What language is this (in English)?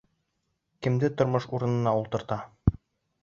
Bashkir